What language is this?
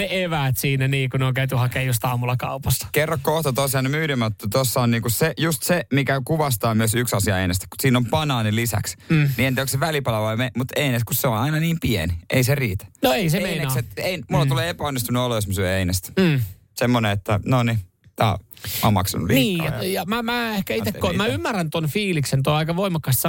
Finnish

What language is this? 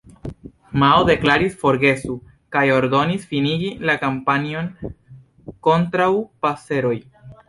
Esperanto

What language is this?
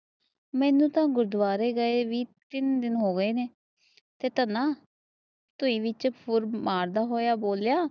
Punjabi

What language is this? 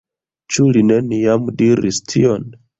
Esperanto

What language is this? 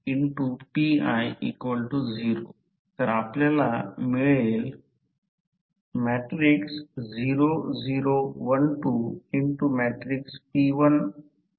Marathi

